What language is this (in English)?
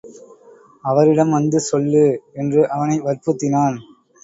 Tamil